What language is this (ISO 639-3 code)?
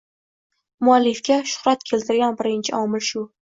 uzb